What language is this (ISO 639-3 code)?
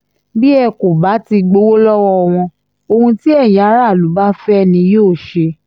yor